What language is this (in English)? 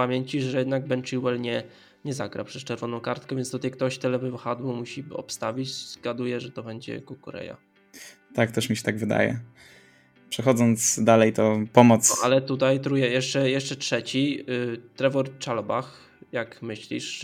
Polish